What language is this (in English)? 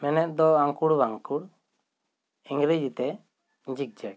Santali